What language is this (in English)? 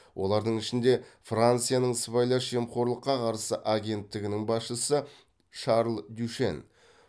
Kazakh